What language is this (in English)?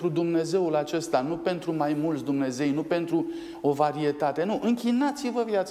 Romanian